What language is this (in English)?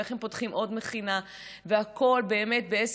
Hebrew